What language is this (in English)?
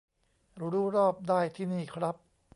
Thai